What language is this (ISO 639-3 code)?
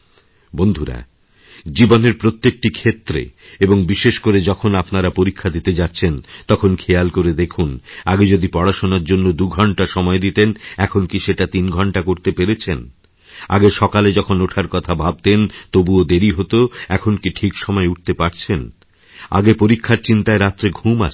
ben